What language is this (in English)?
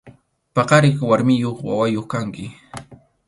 Arequipa-La Unión Quechua